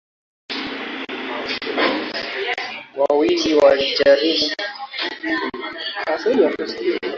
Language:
Swahili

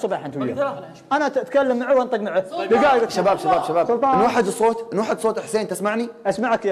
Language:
Arabic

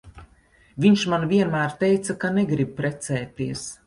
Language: Latvian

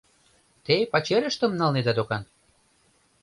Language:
Mari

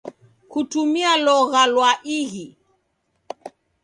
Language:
Taita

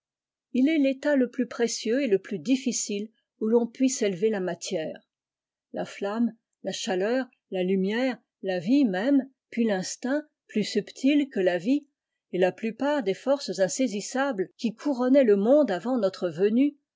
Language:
French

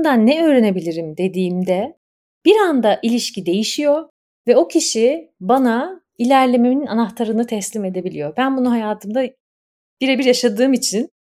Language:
Turkish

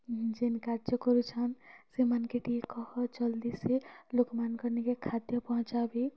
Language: Odia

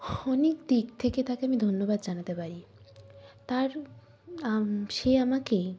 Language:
Bangla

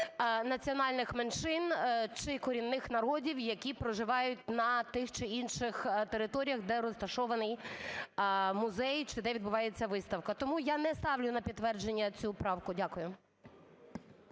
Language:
Ukrainian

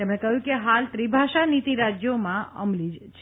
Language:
Gujarati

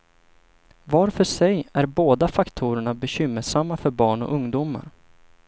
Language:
Swedish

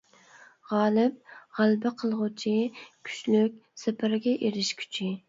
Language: Uyghur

